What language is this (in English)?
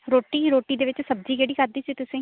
Punjabi